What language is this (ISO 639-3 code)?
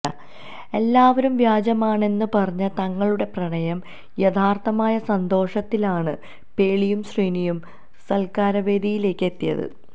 mal